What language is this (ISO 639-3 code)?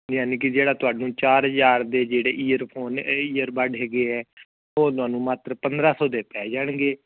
pan